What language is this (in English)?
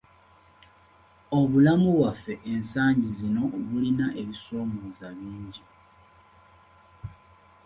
Ganda